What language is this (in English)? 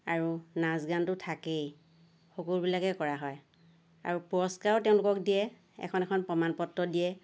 Assamese